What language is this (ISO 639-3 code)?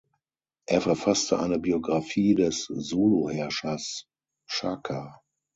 deu